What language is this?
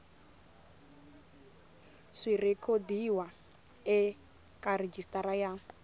Tsonga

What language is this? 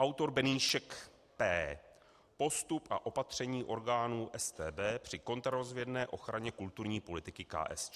Czech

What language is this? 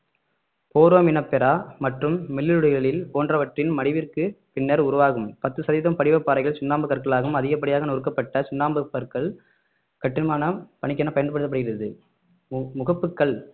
Tamil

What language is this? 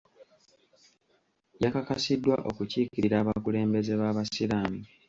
Ganda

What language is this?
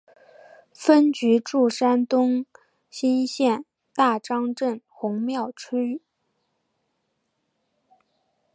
Chinese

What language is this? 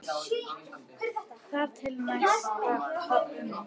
Icelandic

